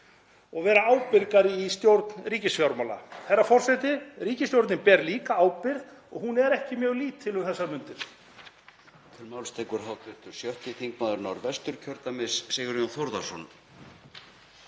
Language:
Icelandic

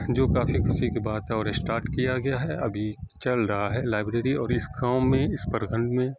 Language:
Urdu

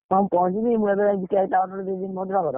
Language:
Odia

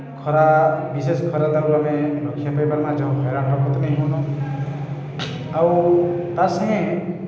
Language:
Odia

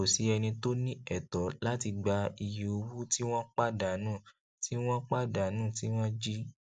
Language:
Yoruba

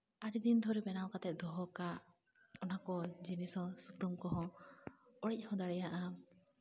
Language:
Santali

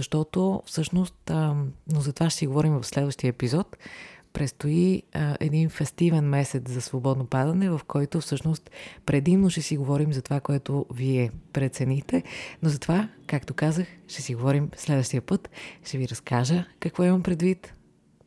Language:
Bulgarian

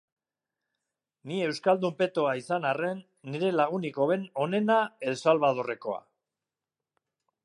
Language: Basque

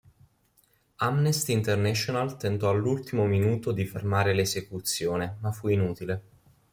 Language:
Italian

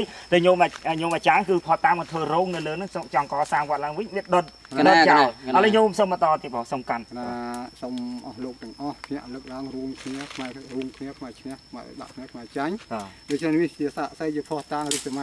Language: Thai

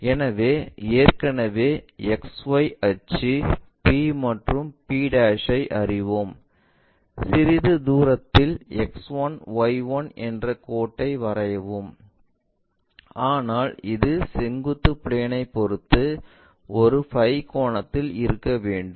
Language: Tamil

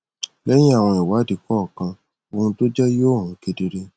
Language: Yoruba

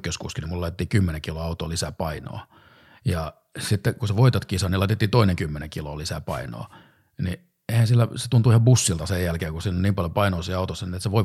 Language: Finnish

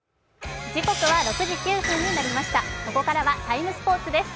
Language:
Japanese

